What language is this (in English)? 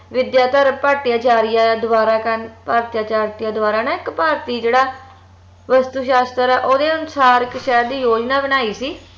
Punjabi